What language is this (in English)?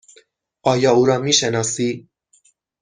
Persian